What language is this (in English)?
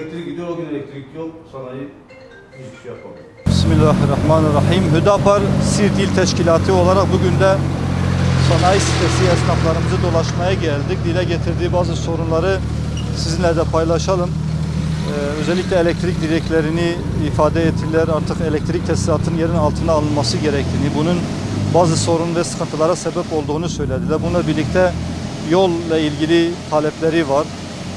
Turkish